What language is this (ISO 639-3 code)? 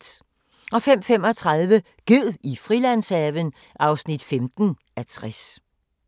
dan